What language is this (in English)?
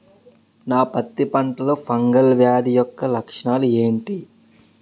Telugu